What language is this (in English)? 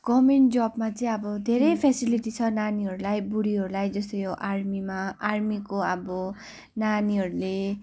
Nepali